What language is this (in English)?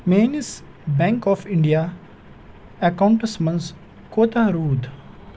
Kashmiri